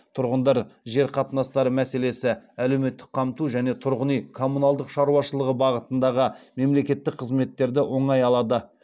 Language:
Kazakh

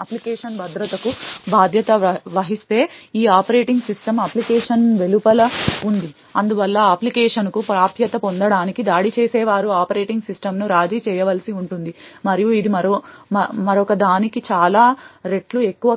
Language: Telugu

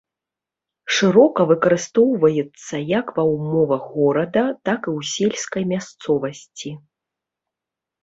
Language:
Belarusian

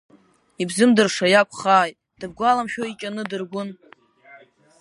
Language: Abkhazian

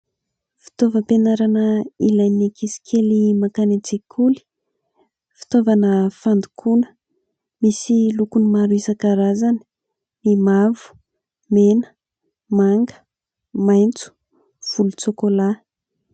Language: Malagasy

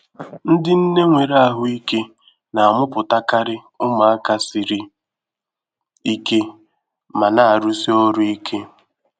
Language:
Igbo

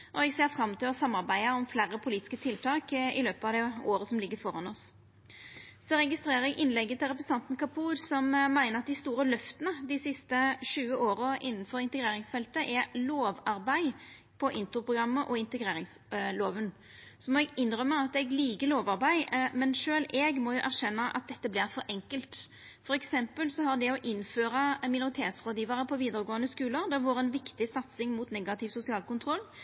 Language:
Norwegian Nynorsk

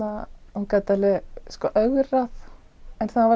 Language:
Icelandic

